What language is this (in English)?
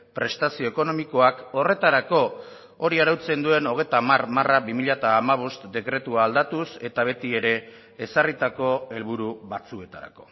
Basque